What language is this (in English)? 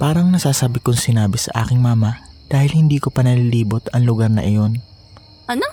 Filipino